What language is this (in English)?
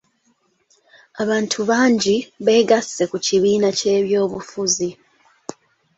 Ganda